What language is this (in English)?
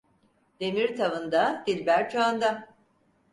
Turkish